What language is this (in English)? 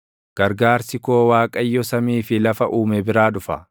Oromo